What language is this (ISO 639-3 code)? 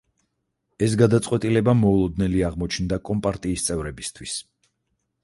kat